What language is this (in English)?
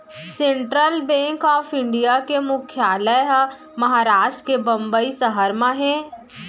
Chhattisgarhi